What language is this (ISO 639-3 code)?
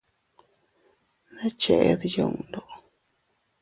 cut